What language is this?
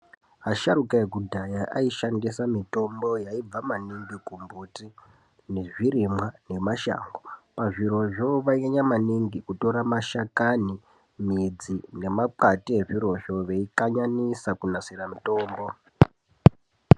Ndau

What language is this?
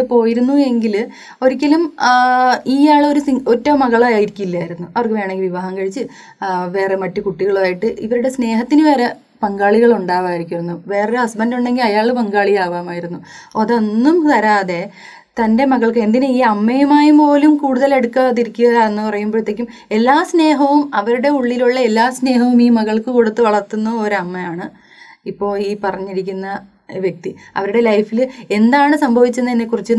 Malayalam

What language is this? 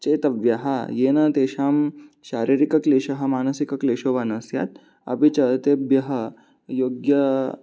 Sanskrit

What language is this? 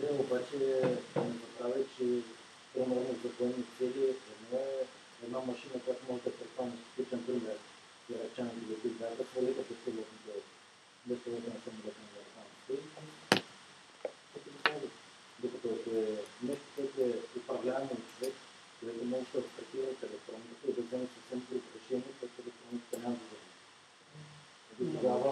Bulgarian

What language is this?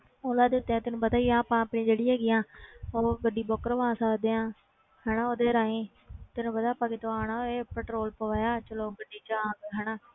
Punjabi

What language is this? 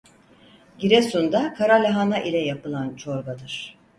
Turkish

